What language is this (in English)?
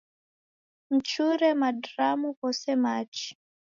Taita